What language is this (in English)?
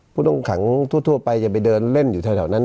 Thai